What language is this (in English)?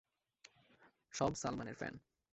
Bangla